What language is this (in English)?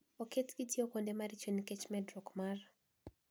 Luo (Kenya and Tanzania)